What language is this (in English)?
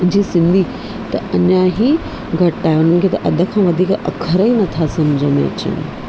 Sindhi